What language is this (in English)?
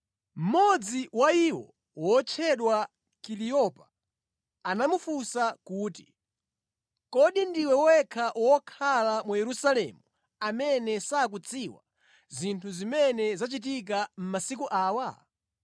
Nyanja